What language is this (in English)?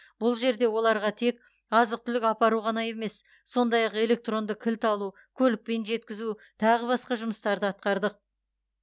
Kazakh